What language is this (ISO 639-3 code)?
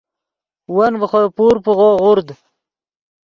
ydg